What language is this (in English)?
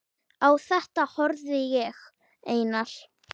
Icelandic